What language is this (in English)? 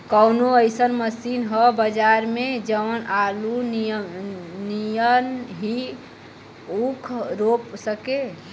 Bhojpuri